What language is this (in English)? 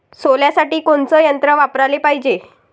Marathi